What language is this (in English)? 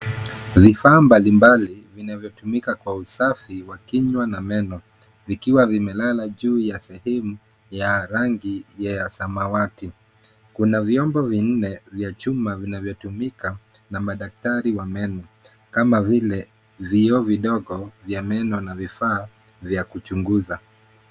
Swahili